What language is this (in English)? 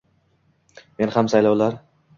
Uzbek